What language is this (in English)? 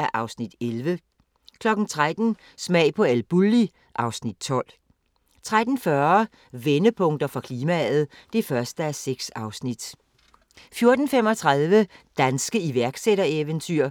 Danish